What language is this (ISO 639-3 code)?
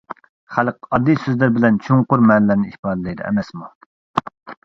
uig